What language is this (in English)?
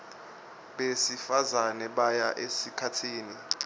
Swati